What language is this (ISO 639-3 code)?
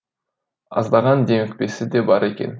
kaz